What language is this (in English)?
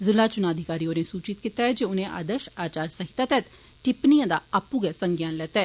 Dogri